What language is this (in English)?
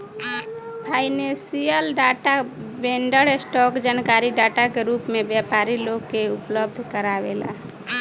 Bhojpuri